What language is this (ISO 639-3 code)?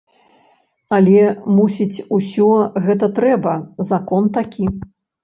bel